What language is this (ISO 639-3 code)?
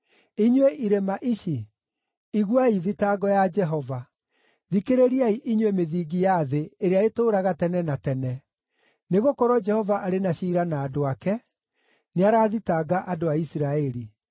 kik